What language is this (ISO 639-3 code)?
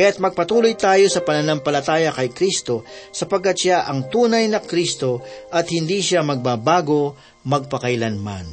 fil